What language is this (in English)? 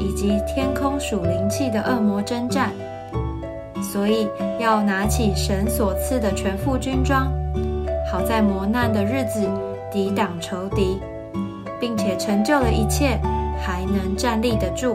Chinese